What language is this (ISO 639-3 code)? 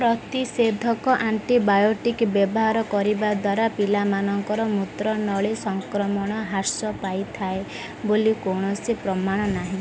ori